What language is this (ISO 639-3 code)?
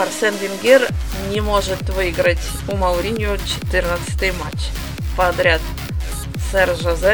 rus